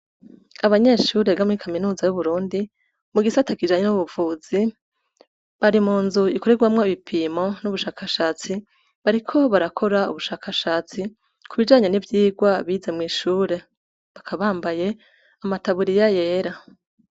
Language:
Rundi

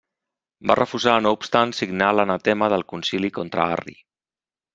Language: Catalan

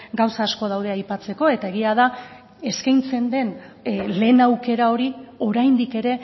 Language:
Basque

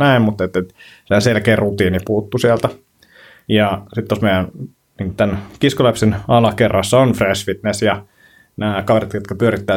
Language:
Finnish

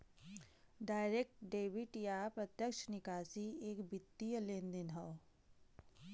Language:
Bhojpuri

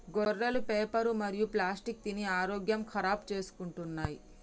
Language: Telugu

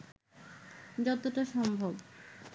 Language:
Bangla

